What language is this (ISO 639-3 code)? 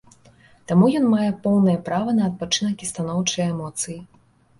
bel